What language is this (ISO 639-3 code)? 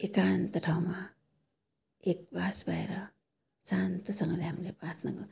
nep